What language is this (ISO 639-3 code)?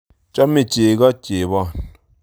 kln